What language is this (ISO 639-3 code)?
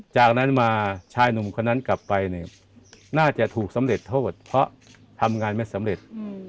tha